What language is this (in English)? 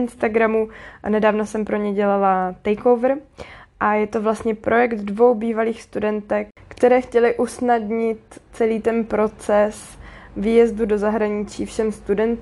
Czech